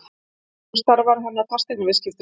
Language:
Icelandic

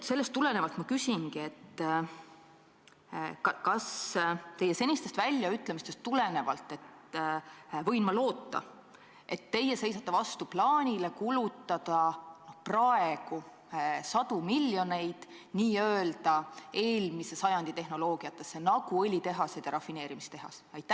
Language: Estonian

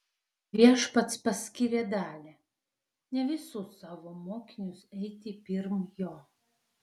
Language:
Lithuanian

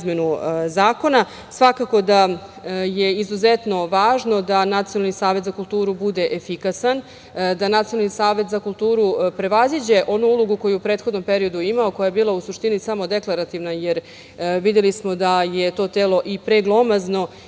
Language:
Serbian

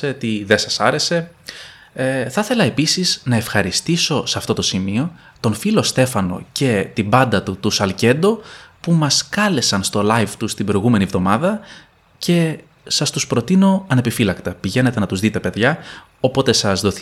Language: Greek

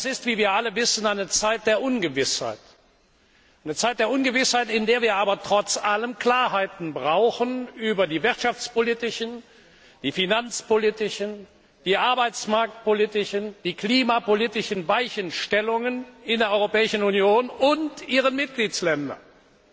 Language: German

